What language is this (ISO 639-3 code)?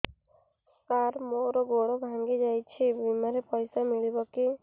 ori